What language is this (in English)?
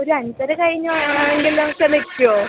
Malayalam